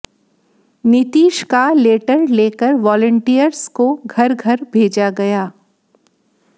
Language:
Hindi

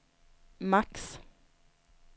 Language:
Swedish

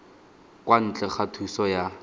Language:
Tswana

